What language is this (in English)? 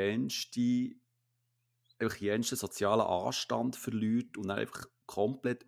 German